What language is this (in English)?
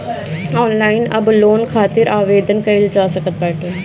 Bhojpuri